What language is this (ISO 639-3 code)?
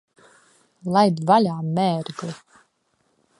lav